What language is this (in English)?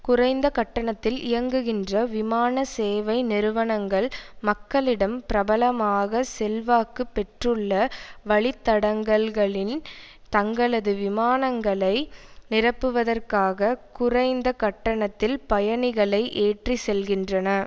Tamil